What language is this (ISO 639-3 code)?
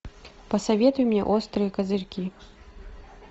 rus